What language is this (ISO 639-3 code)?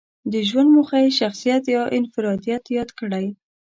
pus